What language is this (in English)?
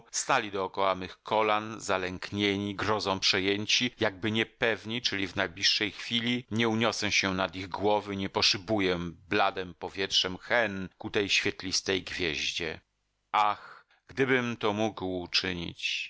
Polish